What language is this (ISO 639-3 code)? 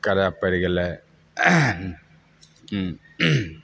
mai